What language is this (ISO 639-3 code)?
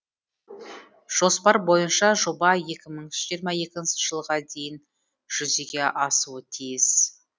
kaz